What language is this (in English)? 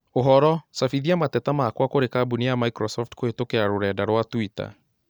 Kikuyu